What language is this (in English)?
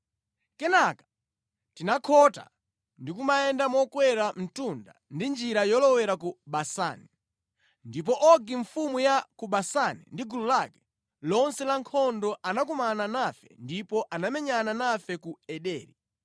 Nyanja